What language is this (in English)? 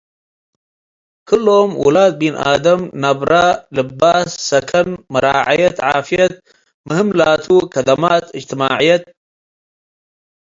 Tigre